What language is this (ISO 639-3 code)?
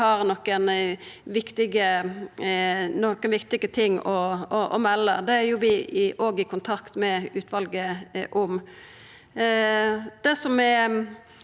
nor